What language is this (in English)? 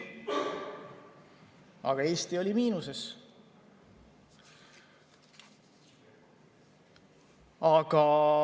Estonian